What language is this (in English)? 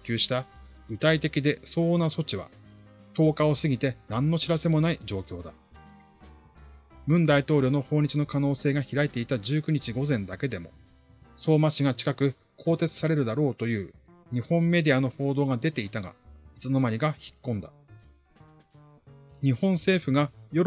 Japanese